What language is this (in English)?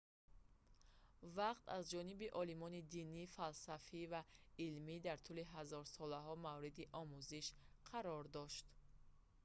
Tajik